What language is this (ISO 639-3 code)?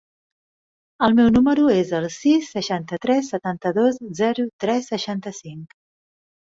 cat